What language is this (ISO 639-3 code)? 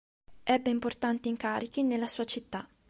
ita